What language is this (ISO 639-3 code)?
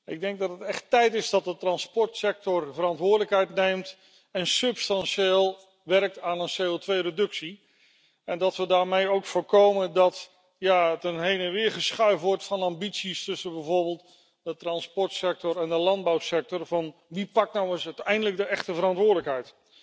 nld